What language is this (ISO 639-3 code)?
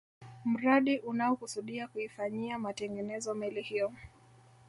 swa